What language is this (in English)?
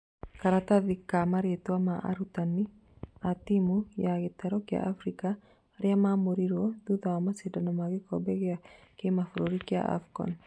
Kikuyu